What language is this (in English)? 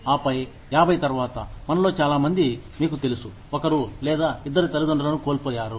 Telugu